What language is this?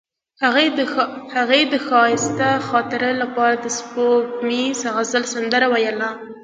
Pashto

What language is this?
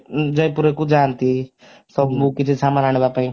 Odia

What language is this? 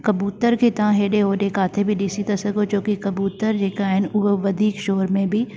Sindhi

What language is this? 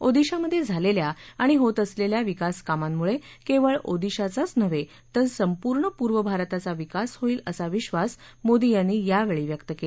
Marathi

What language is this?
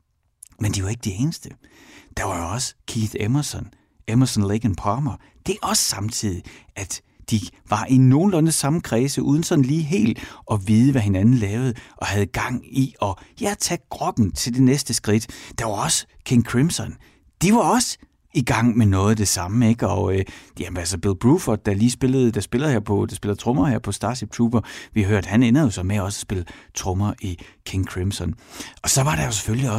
Danish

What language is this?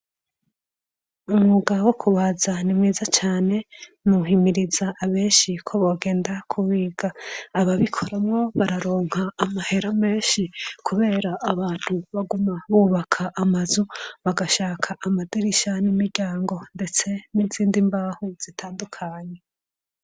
Rundi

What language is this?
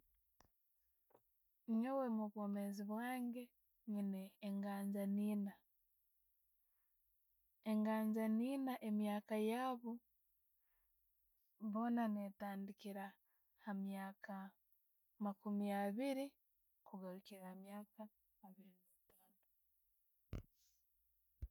Tooro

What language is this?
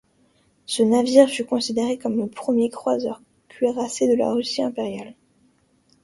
French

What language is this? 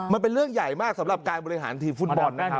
Thai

